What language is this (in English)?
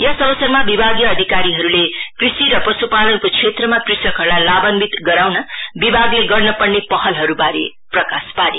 Nepali